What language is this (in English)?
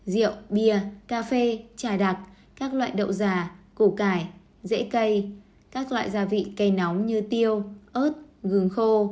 Vietnamese